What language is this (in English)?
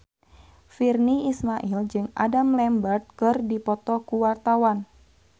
Sundanese